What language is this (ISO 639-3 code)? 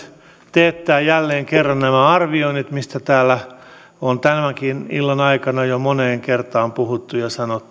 fin